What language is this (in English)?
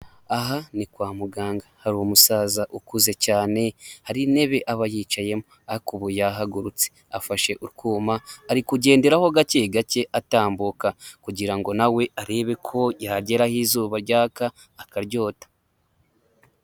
Kinyarwanda